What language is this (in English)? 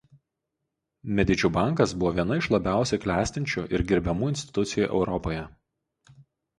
Lithuanian